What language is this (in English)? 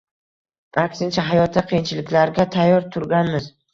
Uzbek